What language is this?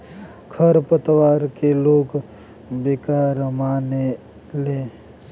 Bhojpuri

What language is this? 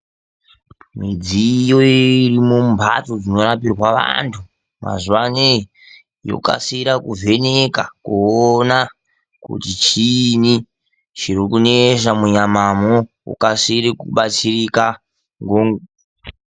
Ndau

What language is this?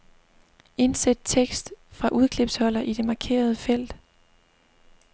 Danish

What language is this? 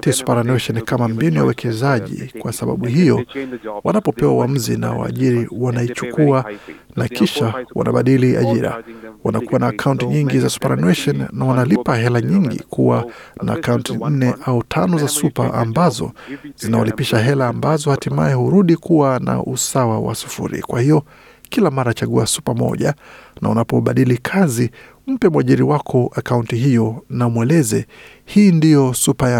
Swahili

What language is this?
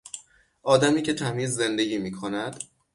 Persian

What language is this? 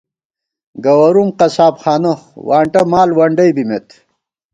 Gawar-Bati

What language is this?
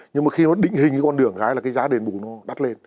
Vietnamese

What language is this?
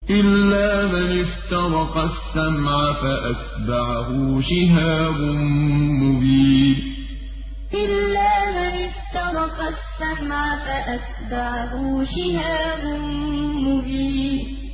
Arabic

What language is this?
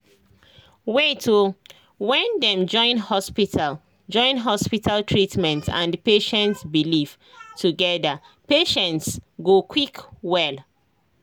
Nigerian Pidgin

